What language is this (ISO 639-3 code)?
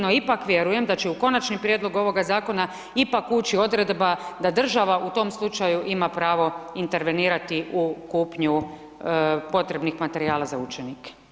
hrv